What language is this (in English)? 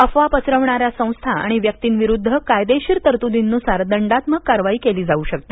Marathi